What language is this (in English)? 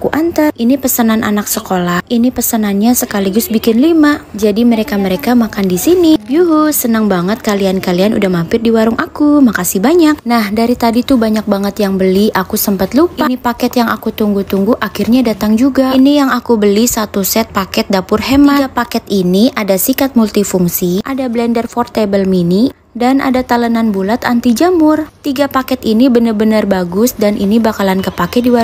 Indonesian